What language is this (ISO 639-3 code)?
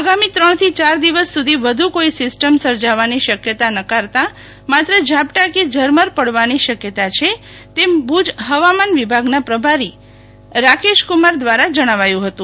guj